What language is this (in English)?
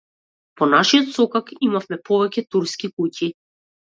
Macedonian